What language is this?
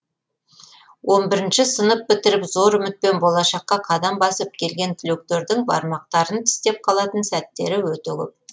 Kazakh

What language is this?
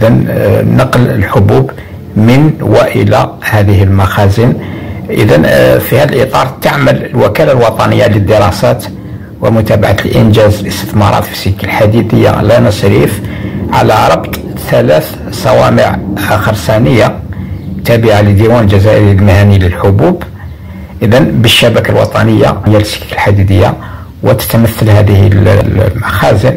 Arabic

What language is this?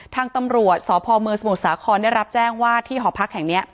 Thai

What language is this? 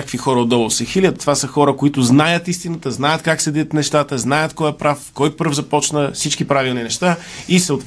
Bulgarian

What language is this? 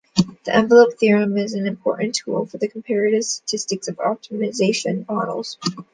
English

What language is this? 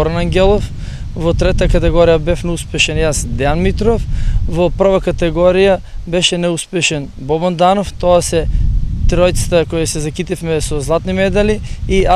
Macedonian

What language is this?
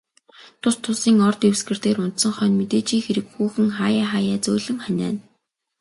Mongolian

